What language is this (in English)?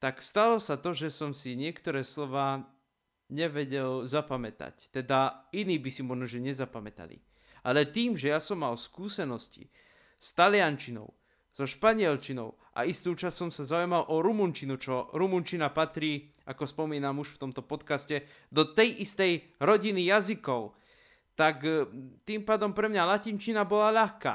Slovak